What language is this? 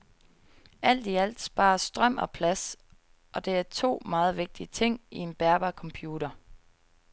Danish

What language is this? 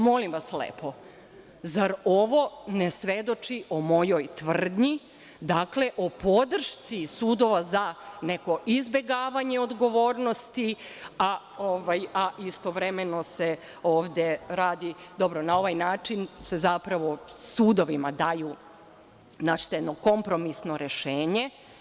Serbian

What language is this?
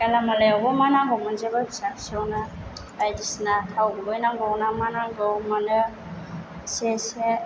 Bodo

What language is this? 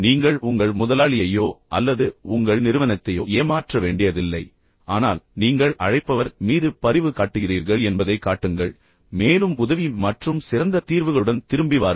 Tamil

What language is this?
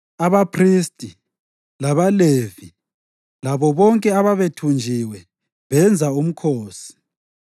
North Ndebele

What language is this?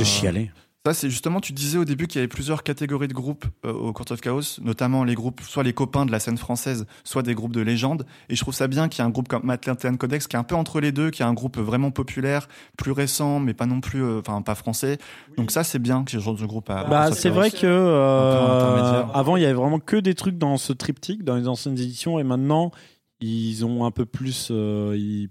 French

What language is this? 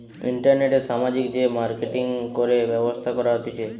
Bangla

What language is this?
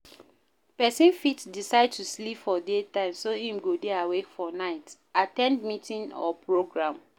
Nigerian Pidgin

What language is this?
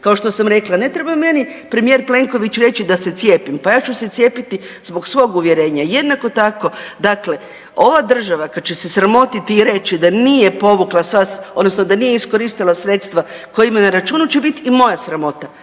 Croatian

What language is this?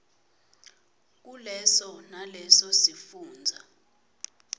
Swati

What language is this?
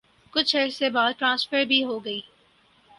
Urdu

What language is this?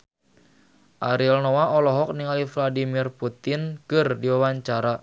Sundanese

